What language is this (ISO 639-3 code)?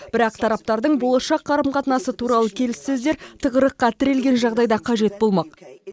kaz